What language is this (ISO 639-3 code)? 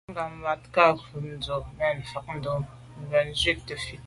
byv